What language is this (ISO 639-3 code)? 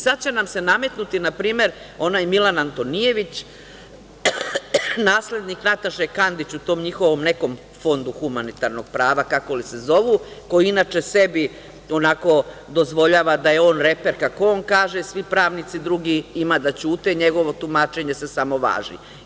srp